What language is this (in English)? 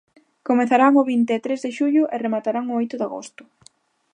Galician